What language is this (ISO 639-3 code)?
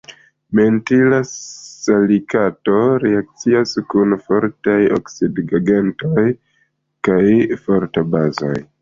epo